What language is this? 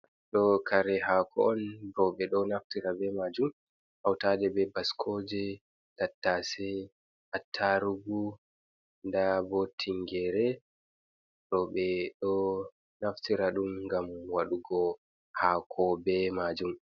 Fula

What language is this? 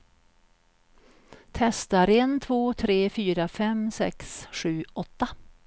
Swedish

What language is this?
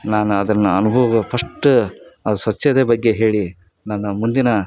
Kannada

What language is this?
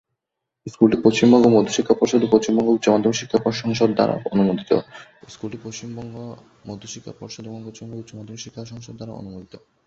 Bangla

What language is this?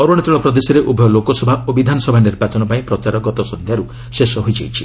Odia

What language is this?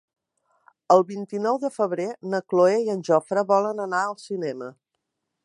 Catalan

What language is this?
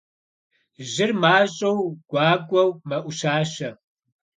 Kabardian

